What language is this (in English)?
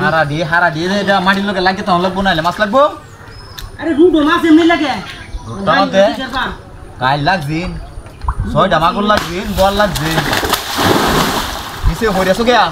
Indonesian